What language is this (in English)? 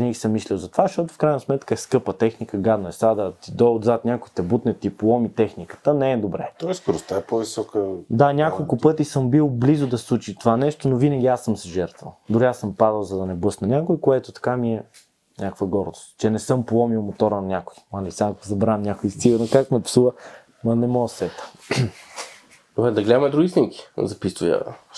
Bulgarian